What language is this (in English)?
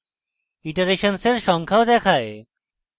Bangla